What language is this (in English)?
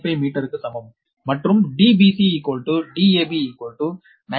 Tamil